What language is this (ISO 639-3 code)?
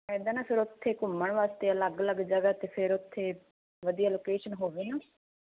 pan